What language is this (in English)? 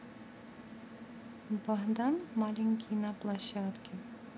Russian